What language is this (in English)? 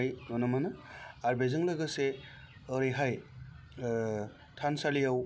Bodo